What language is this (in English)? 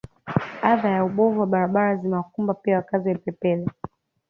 Swahili